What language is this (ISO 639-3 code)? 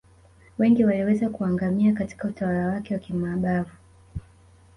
swa